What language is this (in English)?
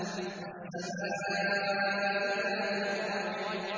Arabic